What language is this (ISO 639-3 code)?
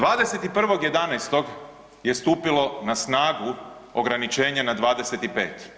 hrv